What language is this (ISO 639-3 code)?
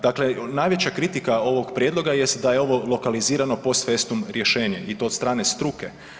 hrv